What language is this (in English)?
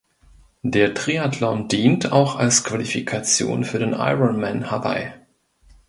German